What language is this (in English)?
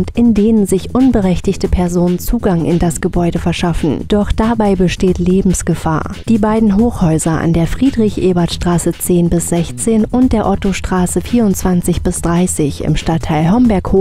German